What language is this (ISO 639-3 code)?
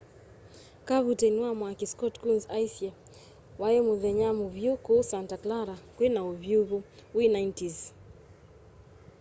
kam